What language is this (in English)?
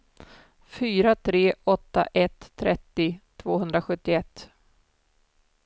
Swedish